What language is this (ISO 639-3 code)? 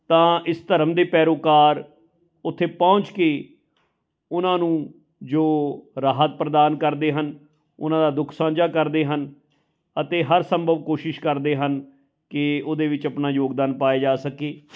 pan